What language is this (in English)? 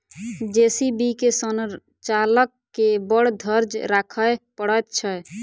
Maithili